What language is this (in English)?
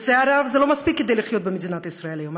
Hebrew